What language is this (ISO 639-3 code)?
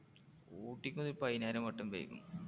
mal